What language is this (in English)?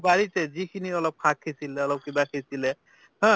Assamese